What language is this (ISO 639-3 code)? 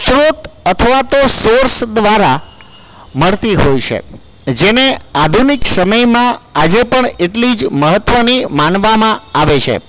guj